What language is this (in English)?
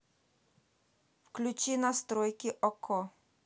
Russian